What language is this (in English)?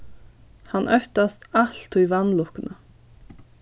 Faroese